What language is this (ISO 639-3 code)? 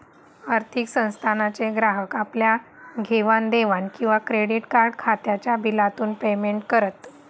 mar